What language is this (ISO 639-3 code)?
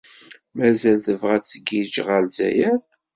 kab